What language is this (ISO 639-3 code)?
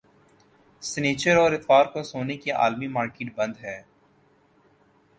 urd